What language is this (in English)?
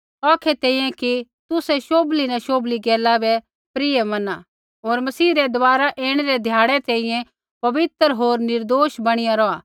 Kullu Pahari